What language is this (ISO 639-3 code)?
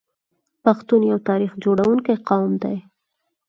pus